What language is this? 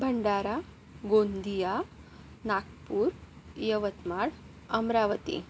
Marathi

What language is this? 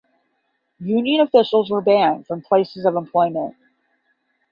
English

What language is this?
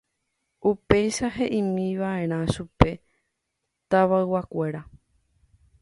Guarani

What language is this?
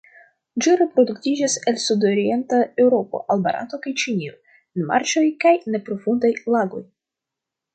Esperanto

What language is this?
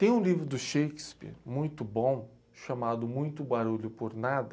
Portuguese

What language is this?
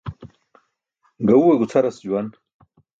Burushaski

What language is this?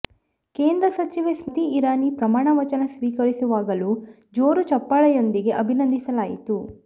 Kannada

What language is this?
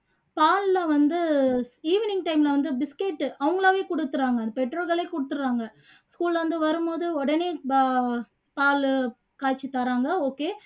Tamil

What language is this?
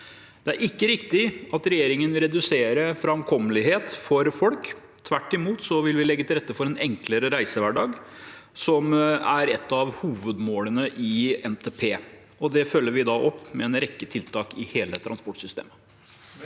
Norwegian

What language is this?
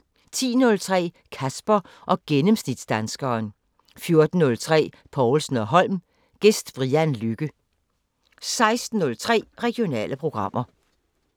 Danish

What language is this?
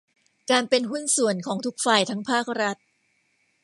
Thai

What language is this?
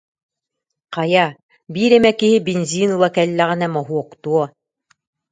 Yakut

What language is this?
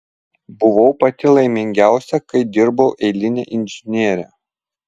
Lithuanian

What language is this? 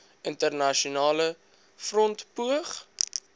Afrikaans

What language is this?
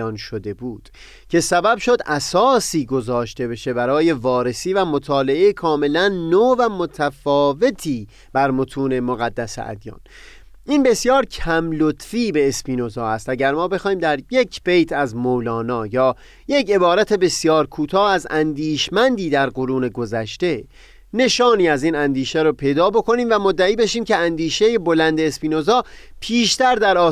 Persian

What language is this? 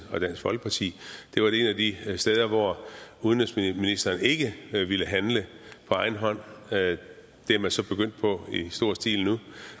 Danish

